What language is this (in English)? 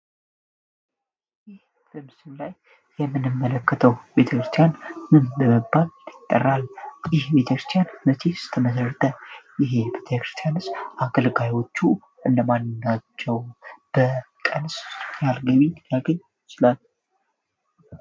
Amharic